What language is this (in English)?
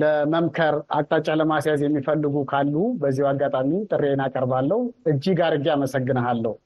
Amharic